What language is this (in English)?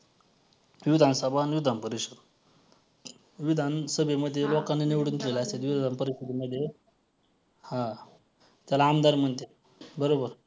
Marathi